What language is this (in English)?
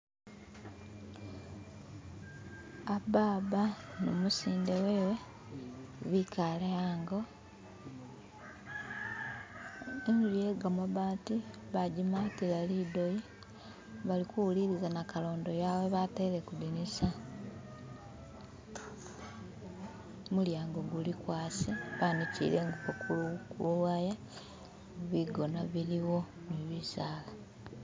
Masaaba